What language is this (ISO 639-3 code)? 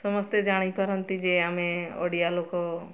ori